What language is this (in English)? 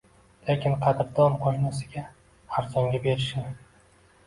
Uzbek